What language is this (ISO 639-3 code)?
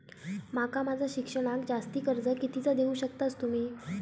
mar